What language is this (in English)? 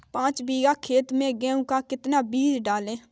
Hindi